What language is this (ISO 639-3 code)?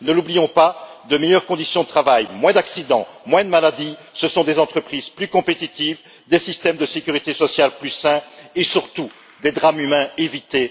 fra